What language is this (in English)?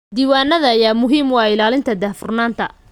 Somali